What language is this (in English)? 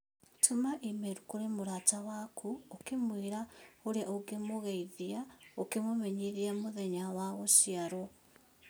Kikuyu